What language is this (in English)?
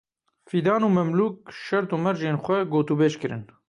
Kurdish